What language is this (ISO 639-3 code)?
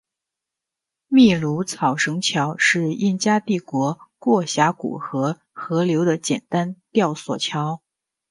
zho